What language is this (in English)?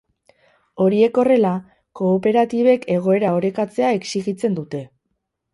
Basque